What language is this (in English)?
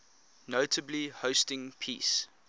English